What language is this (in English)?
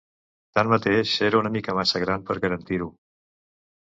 Catalan